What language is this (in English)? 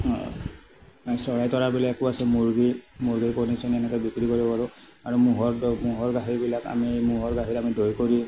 Assamese